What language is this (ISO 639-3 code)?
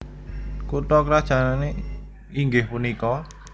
jav